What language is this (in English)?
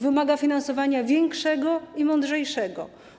Polish